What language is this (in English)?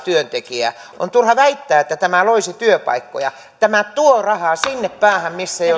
Finnish